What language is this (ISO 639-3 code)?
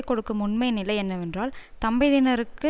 tam